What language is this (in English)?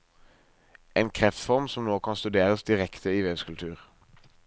Norwegian